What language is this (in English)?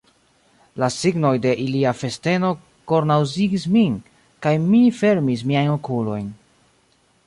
Esperanto